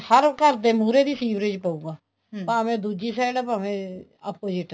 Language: Punjabi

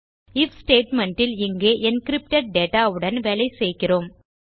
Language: Tamil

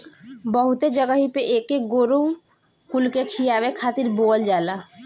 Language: Bhojpuri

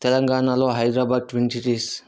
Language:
Telugu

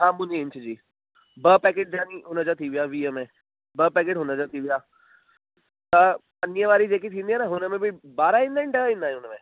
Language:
Sindhi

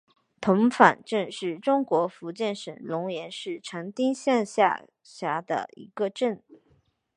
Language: Chinese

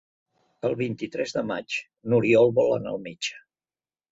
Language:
Catalan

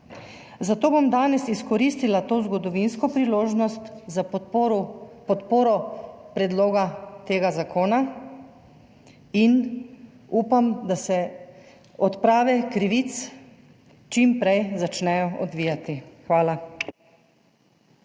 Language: Slovenian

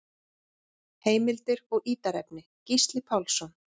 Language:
Icelandic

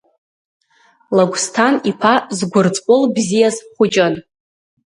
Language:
Abkhazian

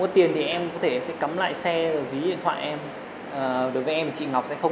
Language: Vietnamese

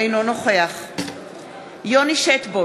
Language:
Hebrew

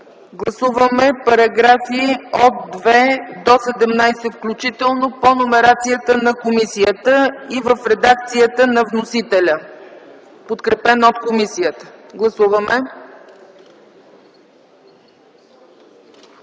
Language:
Bulgarian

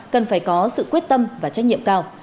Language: Vietnamese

